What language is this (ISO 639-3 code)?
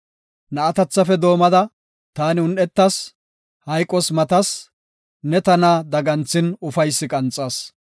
gof